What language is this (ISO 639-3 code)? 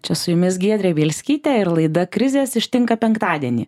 lit